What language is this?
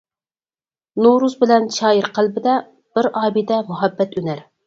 Uyghur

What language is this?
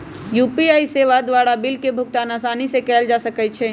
Magahi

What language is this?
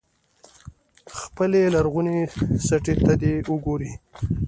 Pashto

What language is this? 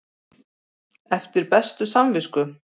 Icelandic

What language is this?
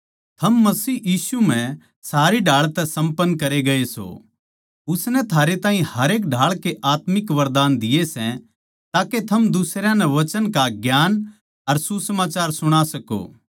Haryanvi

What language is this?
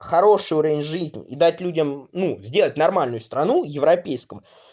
Russian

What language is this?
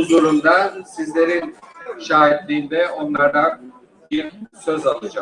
Turkish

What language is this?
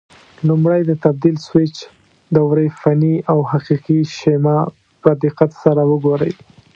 Pashto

